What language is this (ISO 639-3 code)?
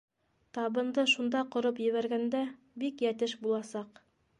bak